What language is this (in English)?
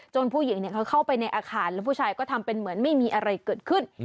Thai